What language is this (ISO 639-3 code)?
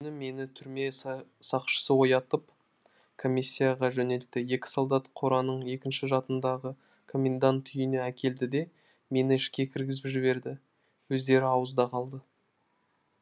kaz